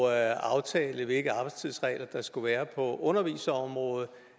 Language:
Danish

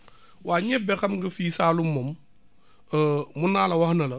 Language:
Wolof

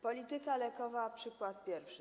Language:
Polish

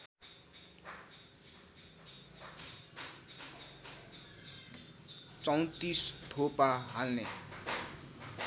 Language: Nepali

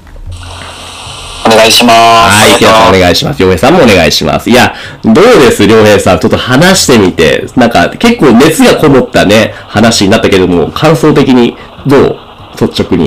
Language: Japanese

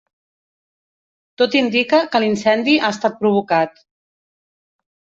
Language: Catalan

